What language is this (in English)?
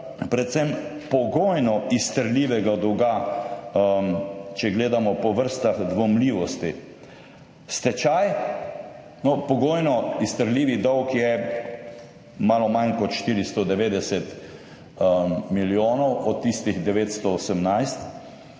Slovenian